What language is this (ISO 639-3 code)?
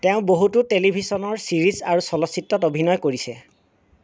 asm